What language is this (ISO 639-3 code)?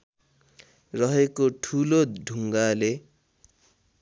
nep